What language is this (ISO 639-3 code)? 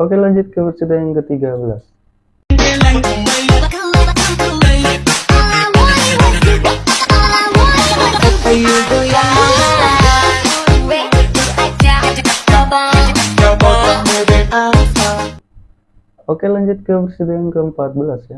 ind